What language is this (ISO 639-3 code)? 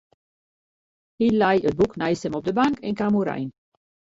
fry